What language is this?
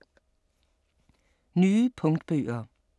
Danish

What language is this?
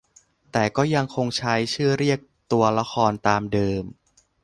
Thai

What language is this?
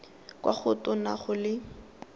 Tswana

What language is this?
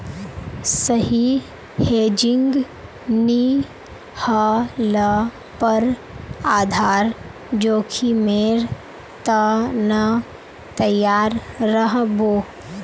Magahi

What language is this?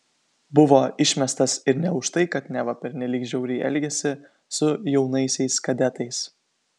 Lithuanian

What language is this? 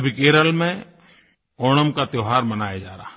Hindi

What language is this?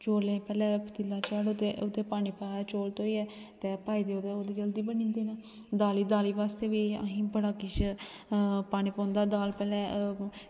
Dogri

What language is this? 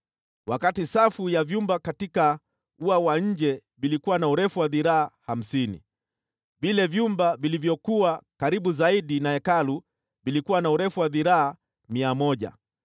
Swahili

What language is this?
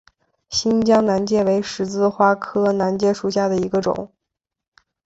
Chinese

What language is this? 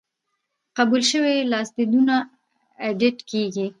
Pashto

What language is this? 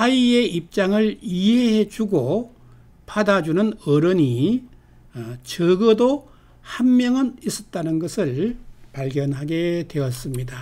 Korean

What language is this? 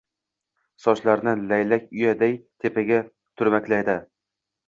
Uzbek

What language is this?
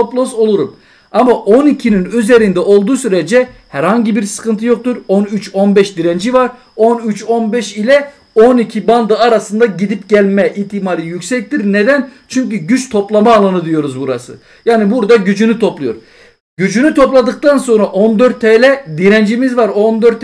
Turkish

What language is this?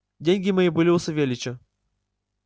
Russian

